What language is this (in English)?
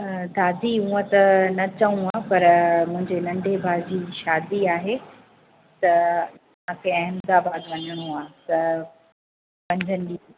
Sindhi